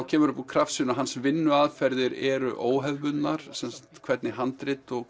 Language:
Icelandic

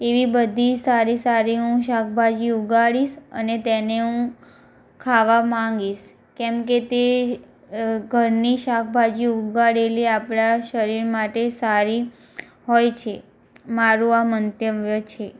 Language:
Gujarati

